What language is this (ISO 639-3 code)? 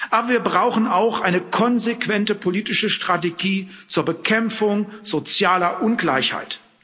deu